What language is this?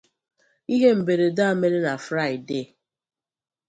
Igbo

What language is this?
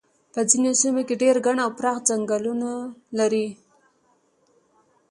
Pashto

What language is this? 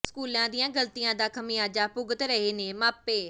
Punjabi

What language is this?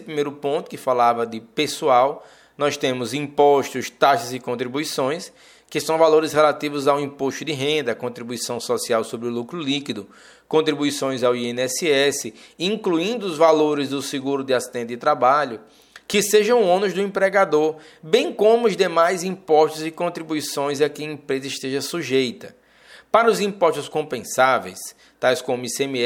Portuguese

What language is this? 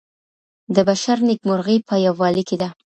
Pashto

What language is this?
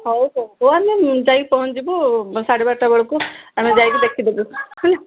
Odia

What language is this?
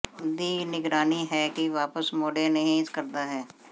Punjabi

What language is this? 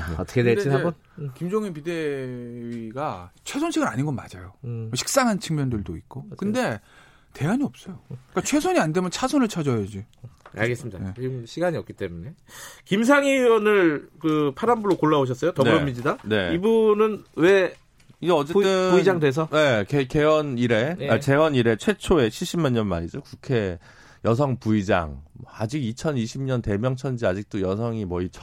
Korean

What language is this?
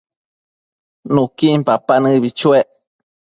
Matsés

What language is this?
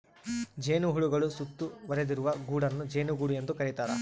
Kannada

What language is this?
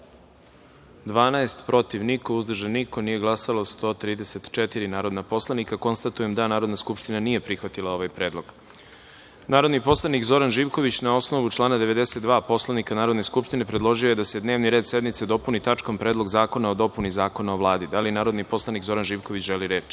Serbian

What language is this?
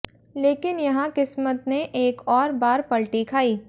Hindi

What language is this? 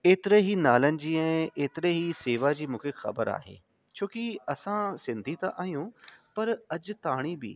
Sindhi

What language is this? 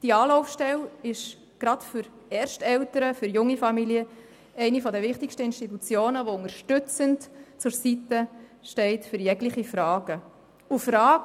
Swiss German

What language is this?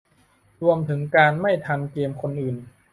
Thai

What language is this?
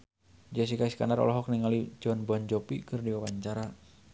Sundanese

